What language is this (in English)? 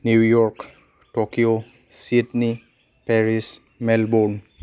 Bodo